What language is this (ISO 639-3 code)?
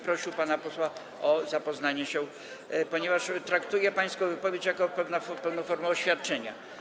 pol